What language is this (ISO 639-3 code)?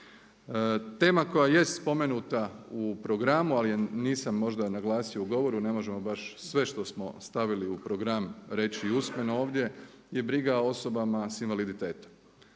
hrv